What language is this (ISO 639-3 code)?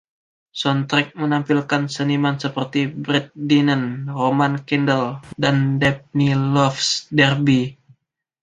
ind